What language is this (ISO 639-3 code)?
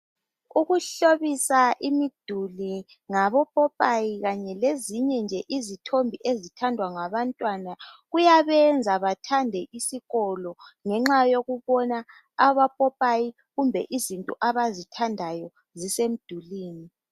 nde